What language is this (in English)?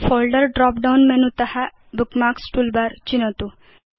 Sanskrit